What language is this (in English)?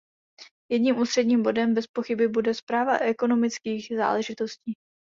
Czech